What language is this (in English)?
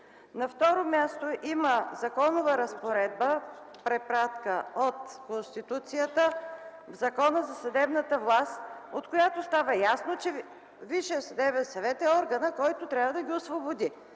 Bulgarian